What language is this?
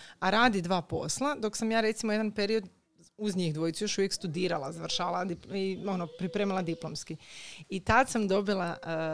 Croatian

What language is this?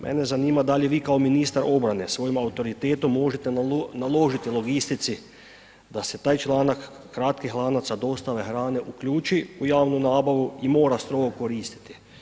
Croatian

